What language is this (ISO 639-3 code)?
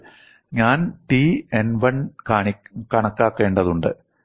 mal